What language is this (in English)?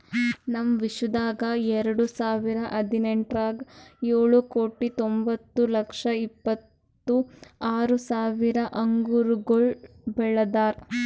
Kannada